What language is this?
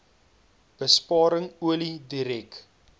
Afrikaans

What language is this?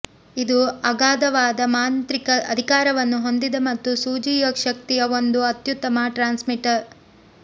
Kannada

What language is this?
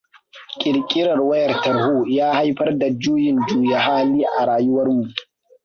Hausa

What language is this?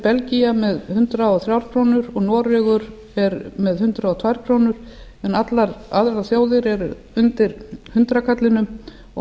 Icelandic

